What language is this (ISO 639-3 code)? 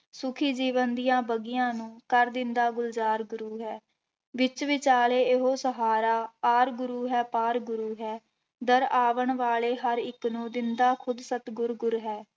pan